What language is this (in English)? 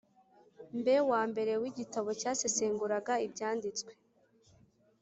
Kinyarwanda